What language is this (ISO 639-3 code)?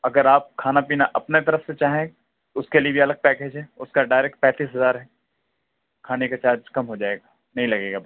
urd